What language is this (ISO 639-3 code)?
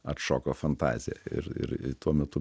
lit